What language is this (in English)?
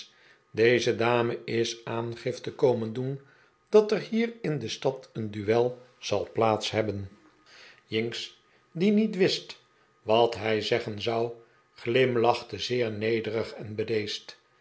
Dutch